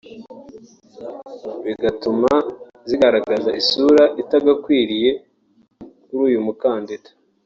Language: Kinyarwanda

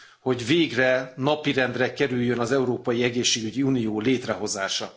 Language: Hungarian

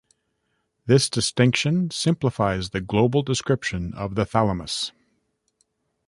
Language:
English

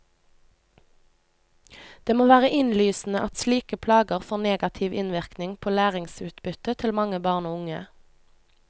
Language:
Norwegian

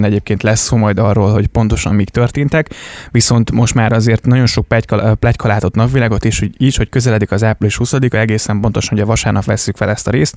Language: Hungarian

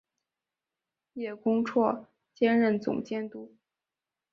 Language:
Chinese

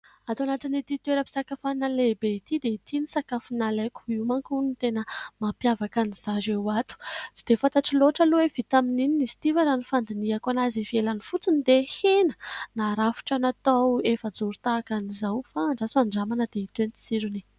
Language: Malagasy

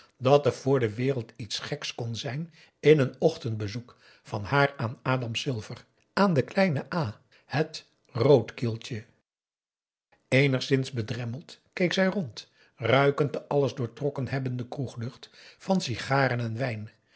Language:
Dutch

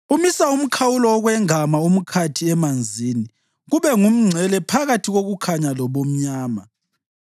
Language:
North Ndebele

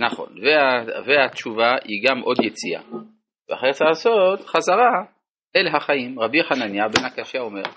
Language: Hebrew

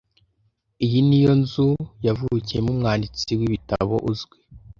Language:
Kinyarwanda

